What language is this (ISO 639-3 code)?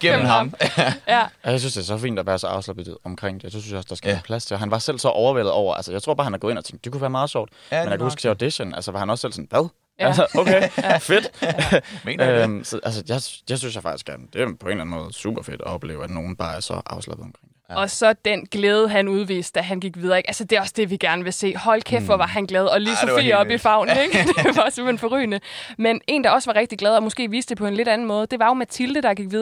dan